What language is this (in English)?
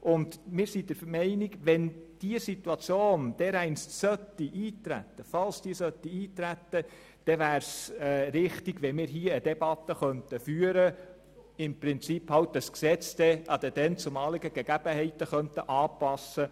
Swiss German